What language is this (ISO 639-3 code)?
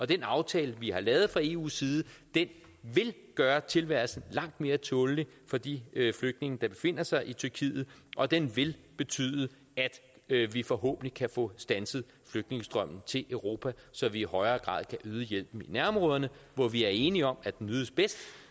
dan